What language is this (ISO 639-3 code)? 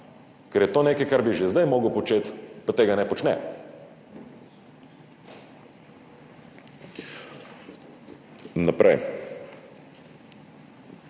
slv